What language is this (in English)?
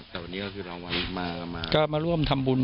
Thai